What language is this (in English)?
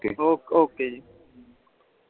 Punjabi